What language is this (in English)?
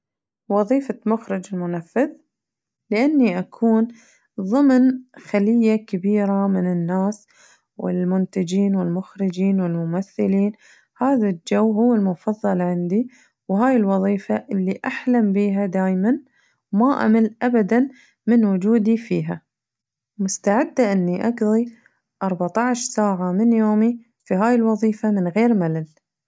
Najdi Arabic